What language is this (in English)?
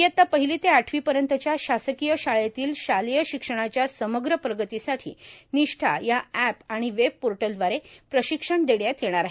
Marathi